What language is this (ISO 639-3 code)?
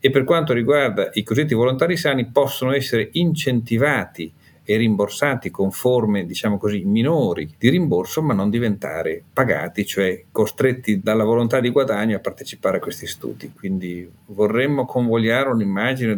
ita